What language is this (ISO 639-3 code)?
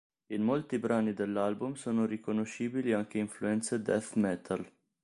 ita